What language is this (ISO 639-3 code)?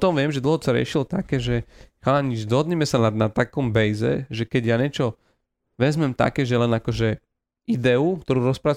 slk